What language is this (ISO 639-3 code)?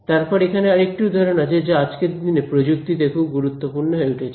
ben